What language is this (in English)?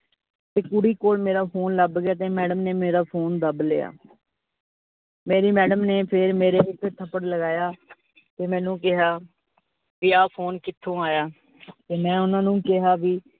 Punjabi